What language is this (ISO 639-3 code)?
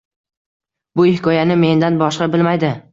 uzb